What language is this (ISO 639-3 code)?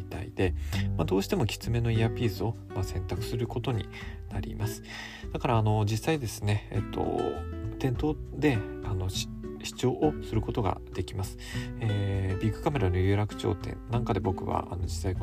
jpn